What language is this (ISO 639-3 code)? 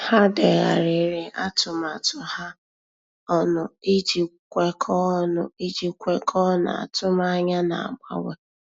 ibo